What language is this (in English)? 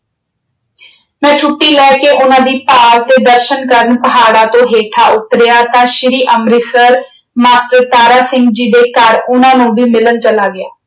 Punjabi